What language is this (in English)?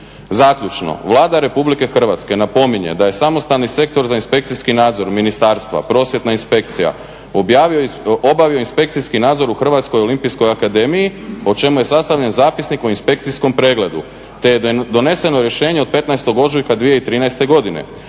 Croatian